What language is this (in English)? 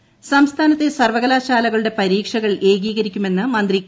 Malayalam